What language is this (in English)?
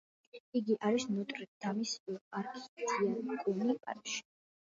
Georgian